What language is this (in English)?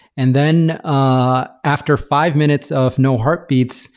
English